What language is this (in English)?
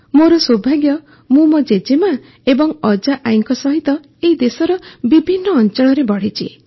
Odia